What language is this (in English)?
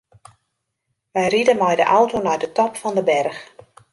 Western Frisian